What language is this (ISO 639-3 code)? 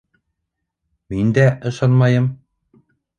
bak